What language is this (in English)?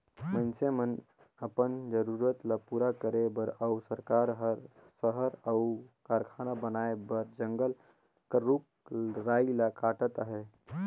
Chhattisgarhi